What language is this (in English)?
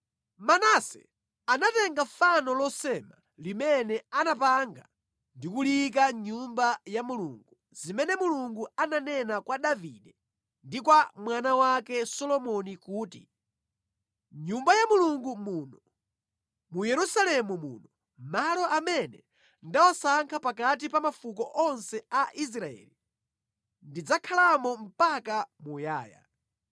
Nyanja